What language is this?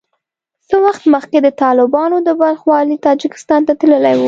Pashto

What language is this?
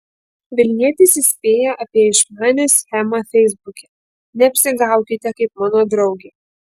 Lithuanian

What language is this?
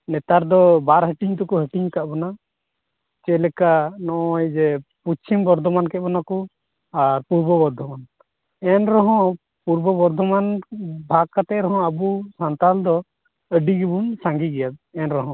Santali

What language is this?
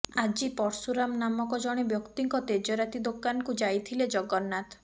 Odia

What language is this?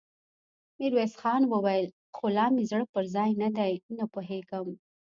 Pashto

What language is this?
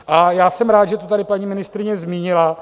Czech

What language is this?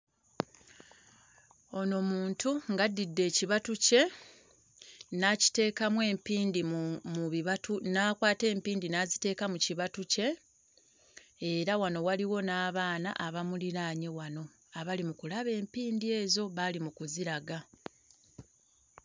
Ganda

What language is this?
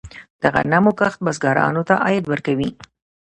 Pashto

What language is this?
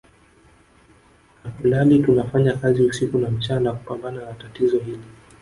Swahili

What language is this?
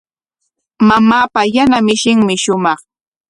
Corongo Ancash Quechua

